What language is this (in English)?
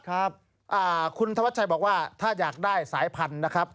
Thai